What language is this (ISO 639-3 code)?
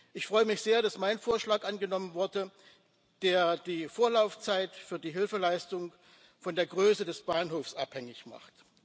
deu